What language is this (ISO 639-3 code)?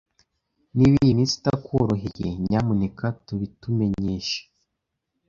kin